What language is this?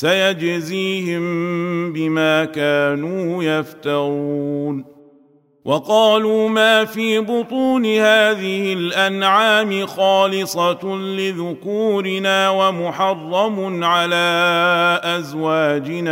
Arabic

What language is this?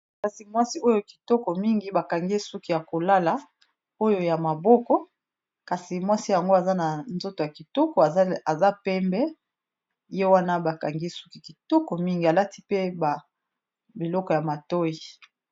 Lingala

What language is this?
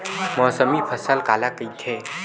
Chhattisgarhi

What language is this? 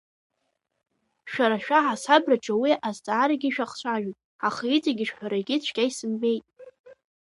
Abkhazian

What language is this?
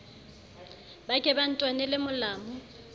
Southern Sotho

